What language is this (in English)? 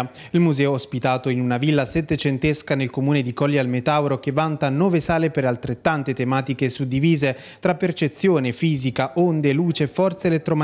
Italian